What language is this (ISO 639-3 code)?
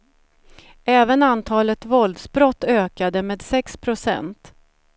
swe